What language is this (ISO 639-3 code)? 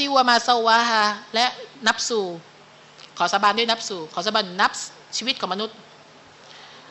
tha